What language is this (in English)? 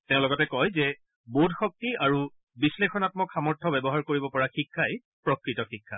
Assamese